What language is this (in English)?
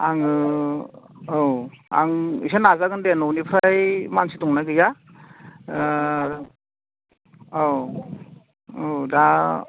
Bodo